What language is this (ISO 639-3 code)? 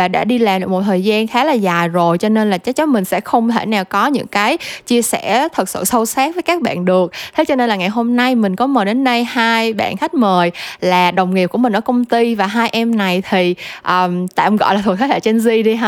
vie